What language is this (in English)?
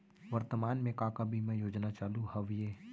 Chhattisgarhi